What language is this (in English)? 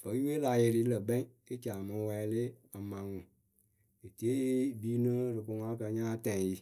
Akebu